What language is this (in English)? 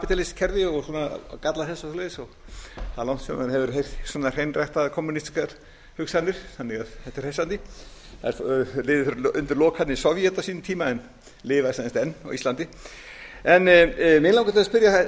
Icelandic